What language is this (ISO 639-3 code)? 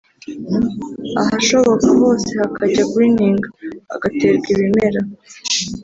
kin